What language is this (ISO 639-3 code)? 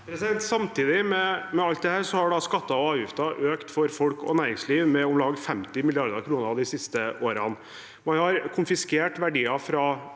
nor